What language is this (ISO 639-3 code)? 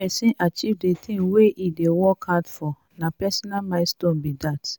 pcm